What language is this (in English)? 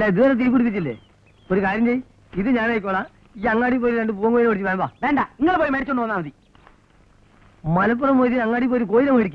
Arabic